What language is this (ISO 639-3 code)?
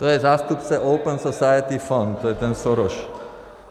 ces